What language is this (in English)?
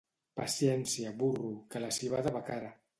Catalan